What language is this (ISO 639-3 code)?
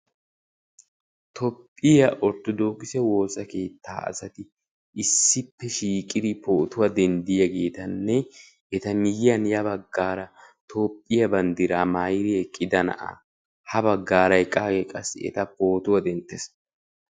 wal